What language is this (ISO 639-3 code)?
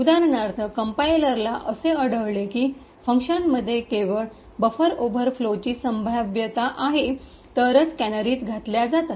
mar